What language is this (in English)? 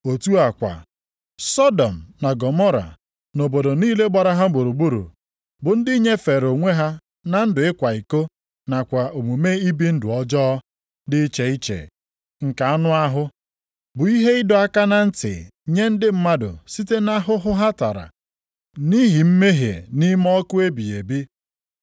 Igbo